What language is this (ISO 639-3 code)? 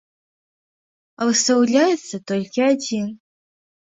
bel